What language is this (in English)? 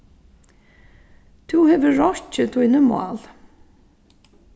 Faroese